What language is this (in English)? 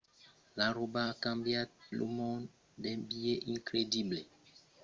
Occitan